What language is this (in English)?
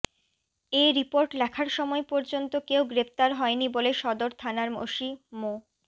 Bangla